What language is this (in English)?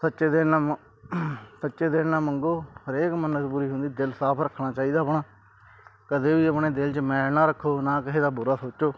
Punjabi